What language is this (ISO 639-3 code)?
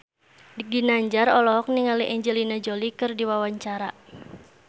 sun